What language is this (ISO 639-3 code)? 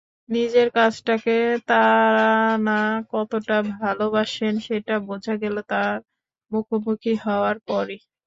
ben